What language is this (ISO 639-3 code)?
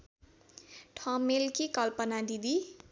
nep